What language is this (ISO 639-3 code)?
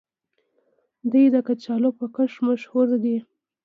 pus